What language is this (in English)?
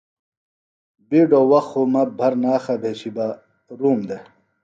Phalura